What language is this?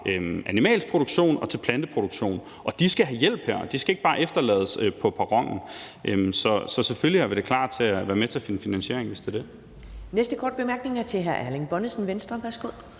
Danish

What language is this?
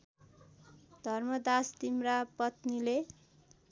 Nepali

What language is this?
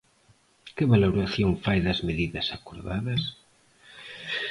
Galician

